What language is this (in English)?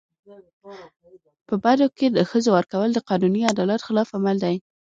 Pashto